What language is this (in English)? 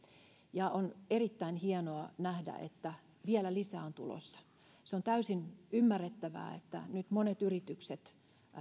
Finnish